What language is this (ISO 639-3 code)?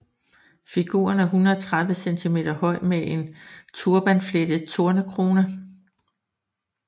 dan